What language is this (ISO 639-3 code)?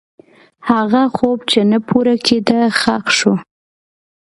pus